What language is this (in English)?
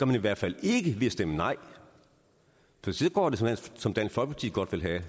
Danish